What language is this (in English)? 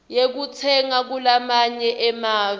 Swati